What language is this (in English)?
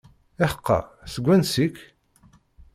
Kabyle